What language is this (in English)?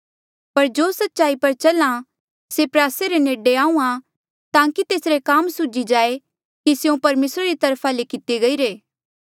Mandeali